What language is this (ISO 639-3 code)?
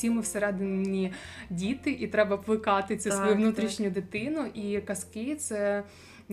ukr